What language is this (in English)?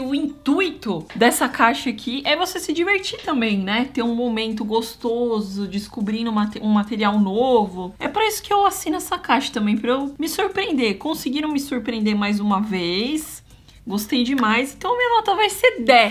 Portuguese